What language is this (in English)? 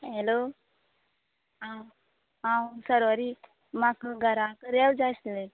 Konkani